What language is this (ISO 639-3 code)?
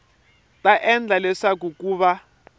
tso